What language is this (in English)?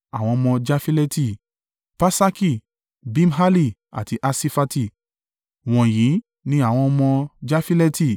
Yoruba